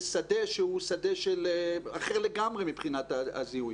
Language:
Hebrew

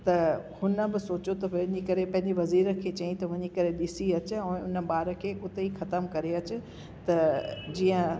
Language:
Sindhi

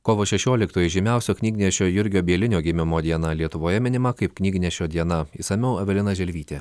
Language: Lithuanian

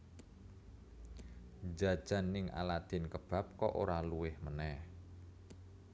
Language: Javanese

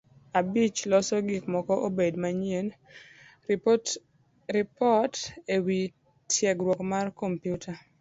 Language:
Luo (Kenya and Tanzania)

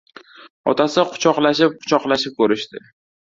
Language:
Uzbek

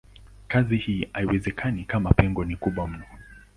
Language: Swahili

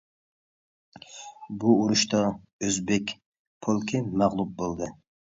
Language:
Uyghur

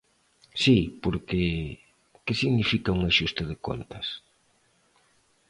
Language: Galician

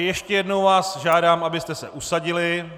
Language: Czech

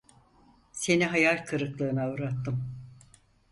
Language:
Turkish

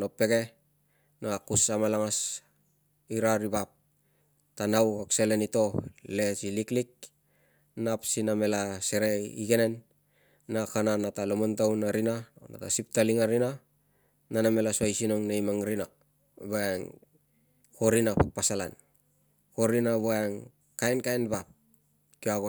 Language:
Tungag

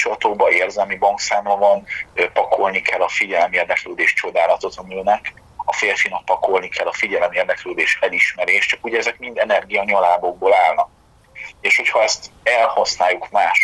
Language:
Hungarian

